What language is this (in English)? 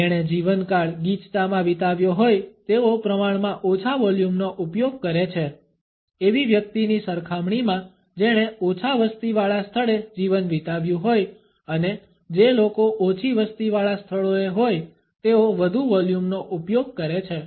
Gujarati